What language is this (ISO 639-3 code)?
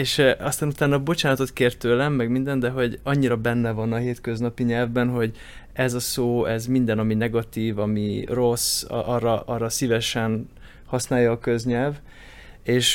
hun